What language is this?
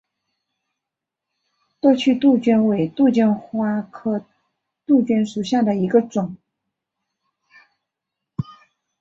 Chinese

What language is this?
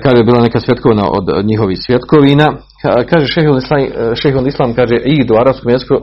Croatian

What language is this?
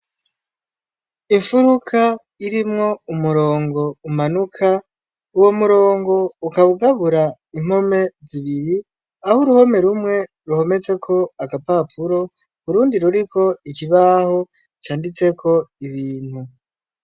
Rundi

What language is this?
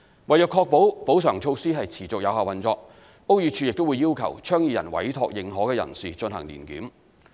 Cantonese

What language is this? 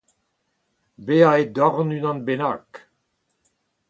Breton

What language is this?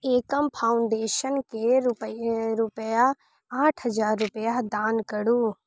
Maithili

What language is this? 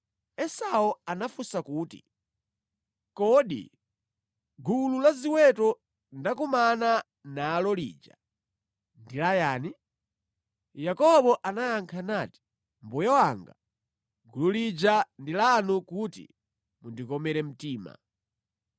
Nyanja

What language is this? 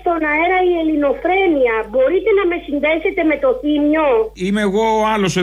Greek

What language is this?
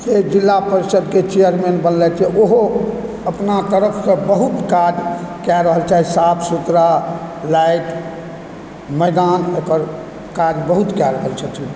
Maithili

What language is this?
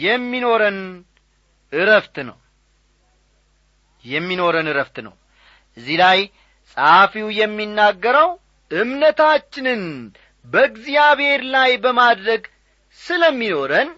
Amharic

